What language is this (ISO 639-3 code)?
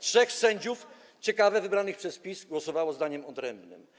pol